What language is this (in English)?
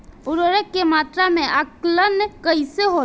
Bhojpuri